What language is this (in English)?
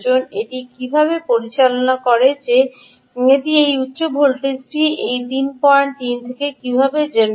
Bangla